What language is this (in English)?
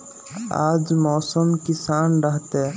Magahi